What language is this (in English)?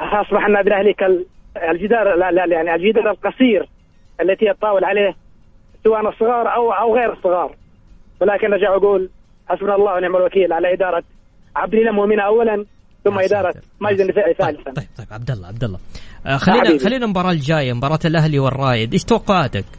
Arabic